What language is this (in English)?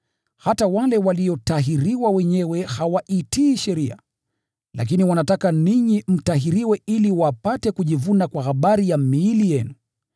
Swahili